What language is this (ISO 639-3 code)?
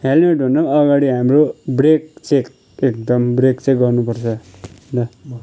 nep